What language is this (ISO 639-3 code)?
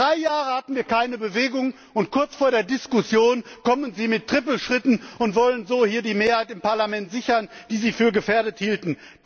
deu